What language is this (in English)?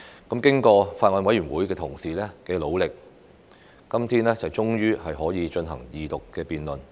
Cantonese